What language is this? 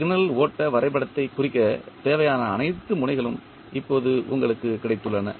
Tamil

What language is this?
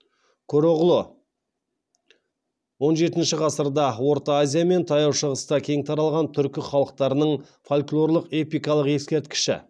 Kazakh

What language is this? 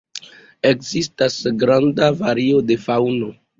Esperanto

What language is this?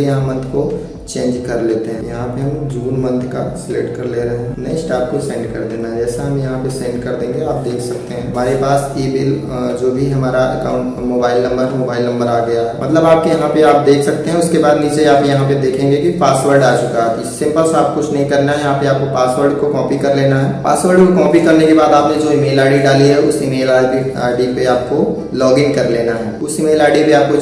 Hindi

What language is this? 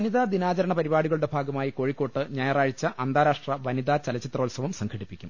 Malayalam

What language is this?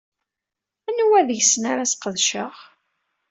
Kabyle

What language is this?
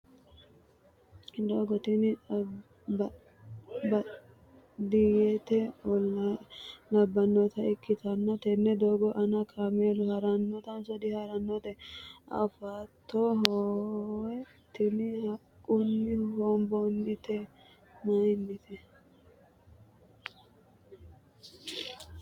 Sidamo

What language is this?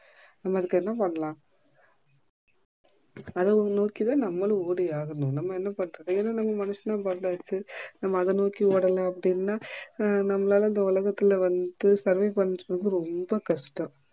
Tamil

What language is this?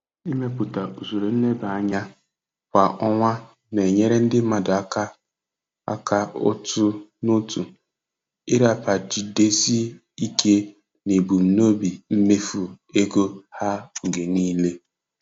Igbo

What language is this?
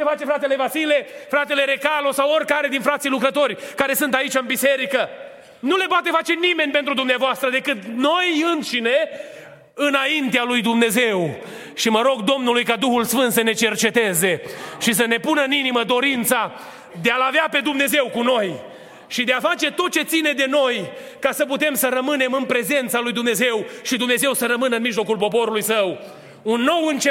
Romanian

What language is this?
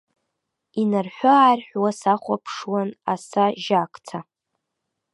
Abkhazian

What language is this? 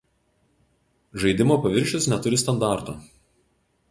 Lithuanian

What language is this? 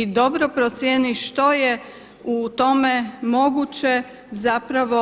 Croatian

